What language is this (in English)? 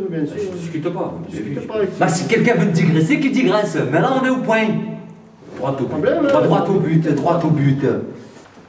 French